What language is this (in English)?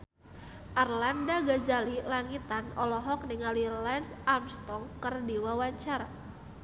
Sundanese